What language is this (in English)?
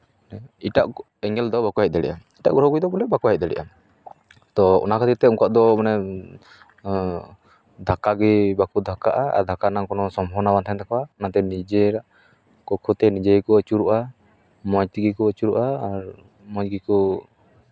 Santali